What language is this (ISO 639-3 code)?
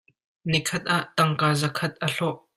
cnh